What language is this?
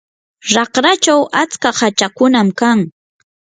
Yanahuanca Pasco Quechua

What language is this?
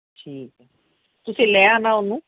Punjabi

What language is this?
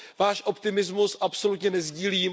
Czech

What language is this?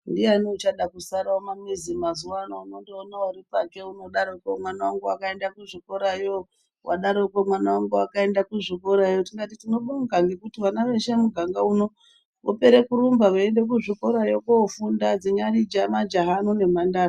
Ndau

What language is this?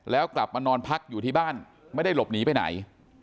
Thai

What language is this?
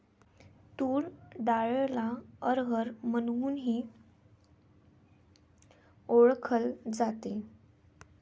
Marathi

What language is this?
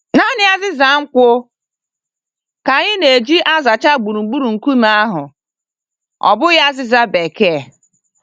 Igbo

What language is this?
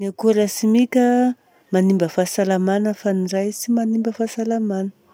Southern Betsimisaraka Malagasy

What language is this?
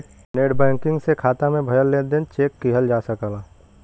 Bhojpuri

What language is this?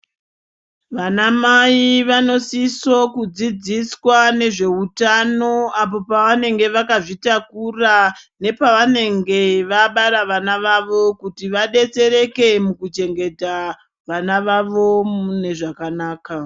Ndau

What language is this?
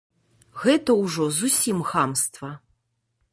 Belarusian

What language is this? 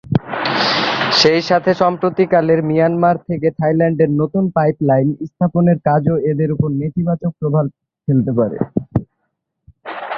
Bangla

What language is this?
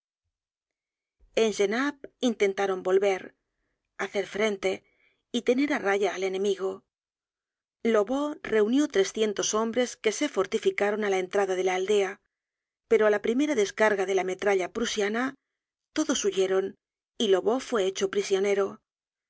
Spanish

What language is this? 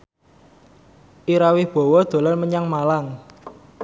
Javanese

